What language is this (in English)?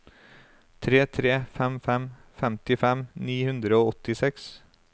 Norwegian